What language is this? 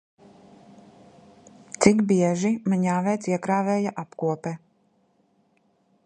Latvian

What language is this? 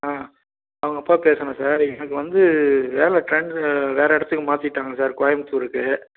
Tamil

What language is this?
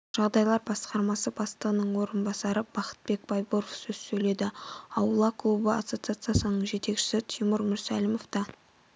Kazakh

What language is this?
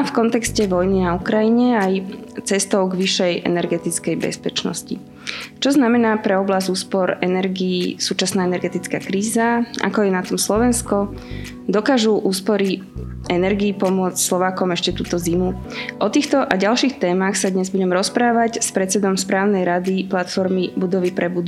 Slovak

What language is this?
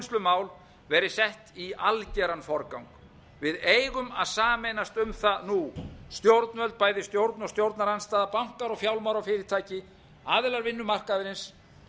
Icelandic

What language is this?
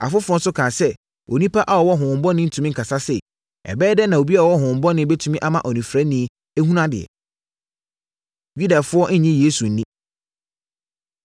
Akan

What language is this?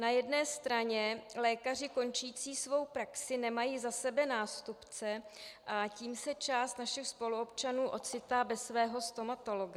Czech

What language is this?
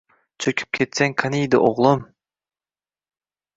Uzbek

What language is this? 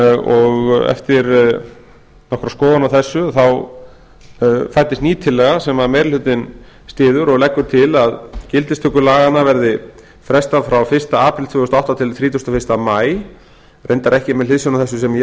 Icelandic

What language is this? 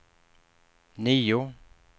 Swedish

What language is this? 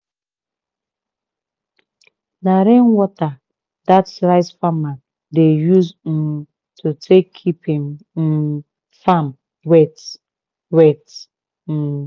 Nigerian Pidgin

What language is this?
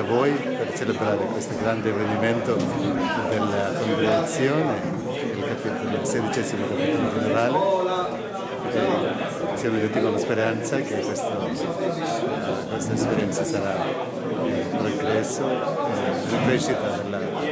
Italian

